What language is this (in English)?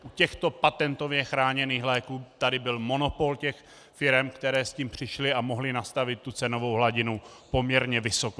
Czech